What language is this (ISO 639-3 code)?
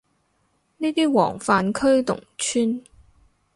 yue